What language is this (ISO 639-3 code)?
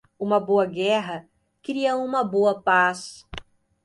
por